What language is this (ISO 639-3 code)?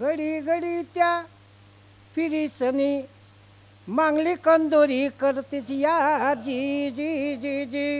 mar